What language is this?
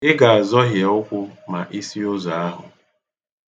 Igbo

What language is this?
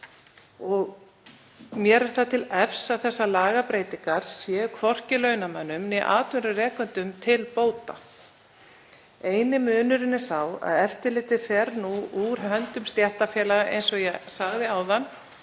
Icelandic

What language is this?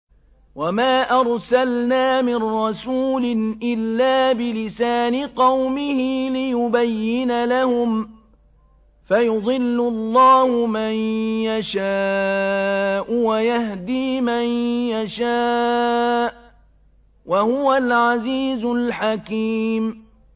Arabic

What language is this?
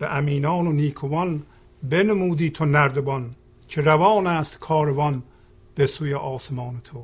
Persian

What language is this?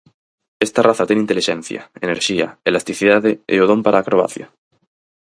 Galician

